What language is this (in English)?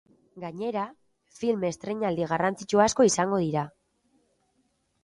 Basque